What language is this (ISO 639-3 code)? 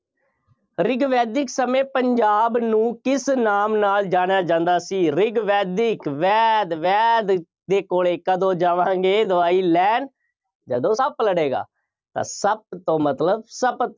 pan